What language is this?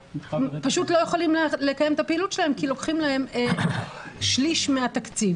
Hebrew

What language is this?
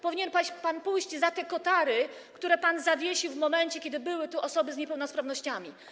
Polish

